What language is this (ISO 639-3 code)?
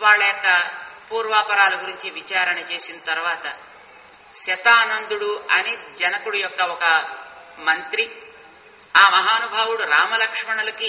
tel